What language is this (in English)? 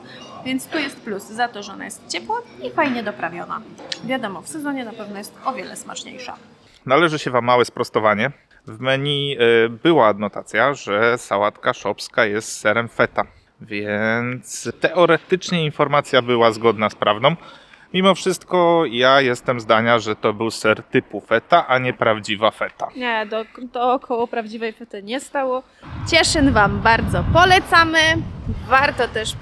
Polish